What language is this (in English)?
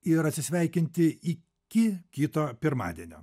Lithuanian